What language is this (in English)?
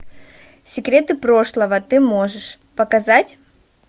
Russian